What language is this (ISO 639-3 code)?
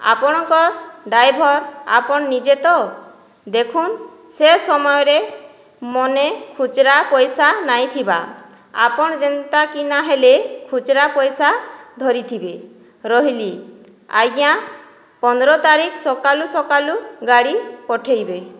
ori